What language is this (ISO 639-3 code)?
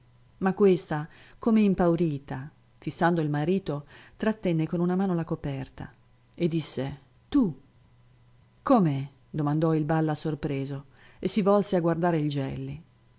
ita